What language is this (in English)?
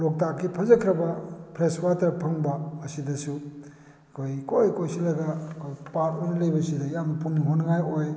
Manipuri